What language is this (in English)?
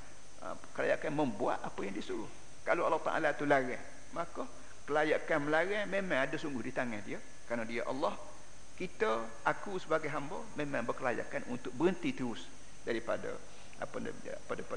Malay